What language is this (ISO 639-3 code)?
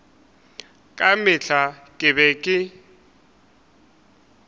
nso